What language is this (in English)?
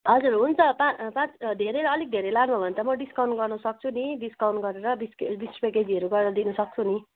Nepali